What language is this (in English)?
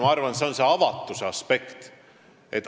Estonian